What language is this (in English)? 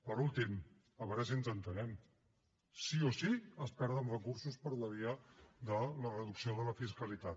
Catalan